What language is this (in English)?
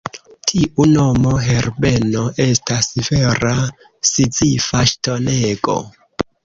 Esperanto